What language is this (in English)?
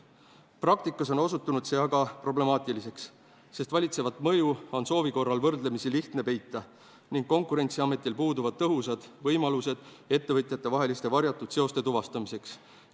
Estonian